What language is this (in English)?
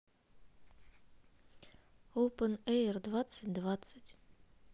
Russian